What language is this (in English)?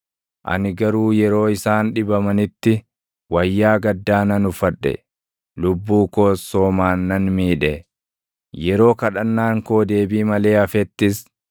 Oromo